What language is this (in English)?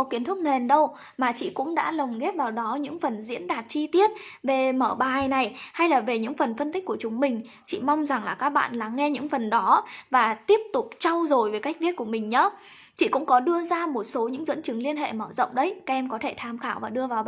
Vietnamese